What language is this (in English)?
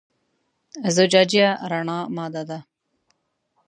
Pashto